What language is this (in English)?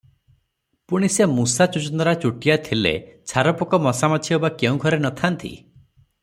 Odia